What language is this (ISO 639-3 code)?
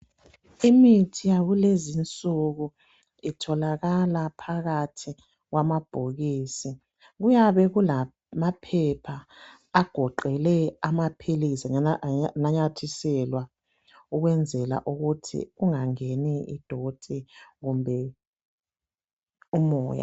nde